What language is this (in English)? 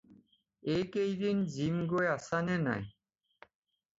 Assamese